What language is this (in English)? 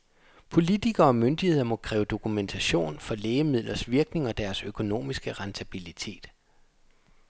Danish